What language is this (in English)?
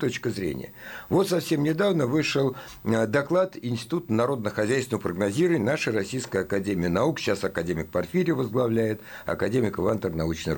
Russian